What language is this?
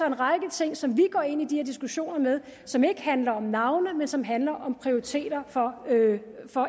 Danish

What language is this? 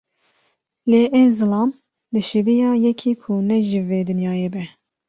Kurdish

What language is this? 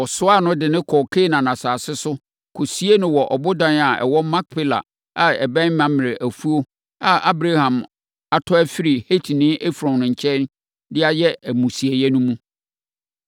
Akan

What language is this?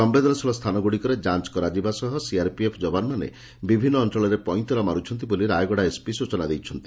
Odia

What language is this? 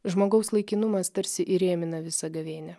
Lithuanian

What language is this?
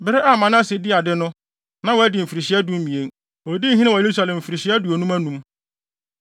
Akan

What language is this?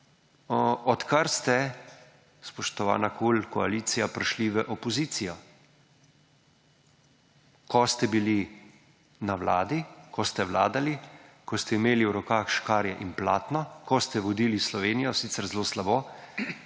Slovenian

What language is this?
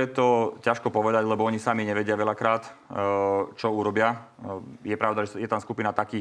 Slovak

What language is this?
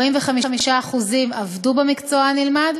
Hebrew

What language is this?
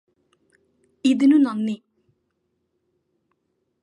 Malayalam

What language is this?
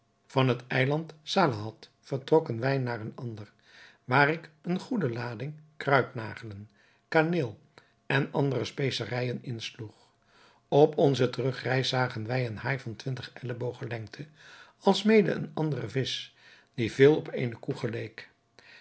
Dutch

